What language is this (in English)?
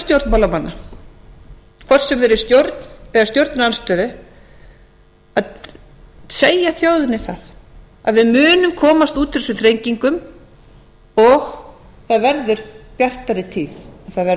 Icelandic